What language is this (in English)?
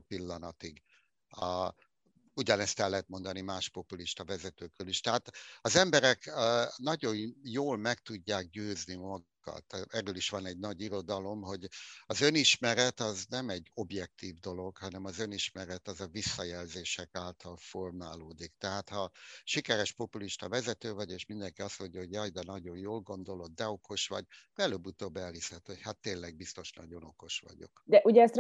Hungarian